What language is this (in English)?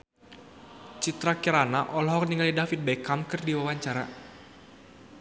Sundanese